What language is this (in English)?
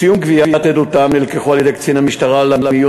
Hebrew